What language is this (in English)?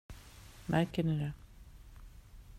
Swedish